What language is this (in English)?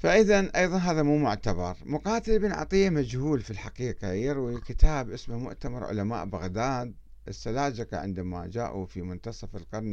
Arabic